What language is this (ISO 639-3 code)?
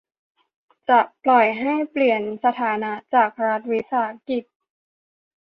tha